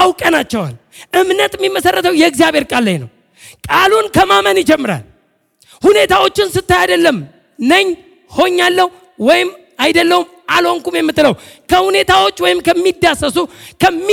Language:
Amharic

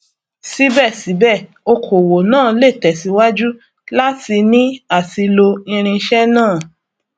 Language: Yoruba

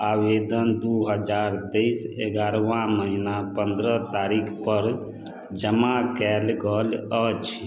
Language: Maithili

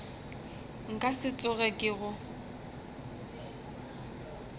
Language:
Northern Sotho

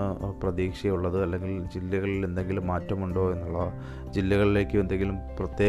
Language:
Malayalam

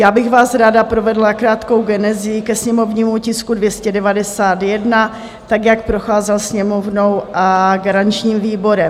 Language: Czech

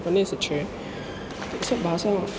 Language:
Maithili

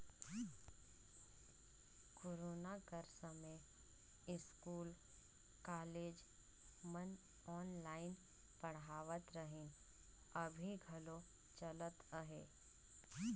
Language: Chhattisgarhi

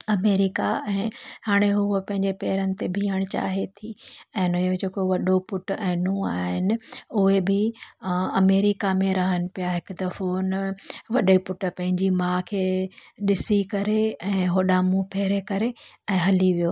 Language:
Sindhi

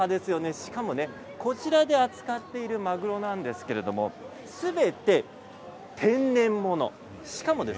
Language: Japanese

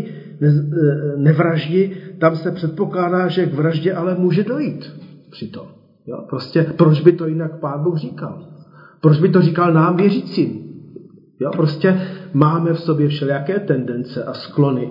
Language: Czech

